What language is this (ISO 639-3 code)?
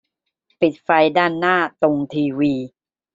tha